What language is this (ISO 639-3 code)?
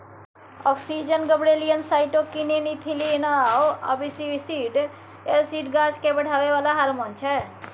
mai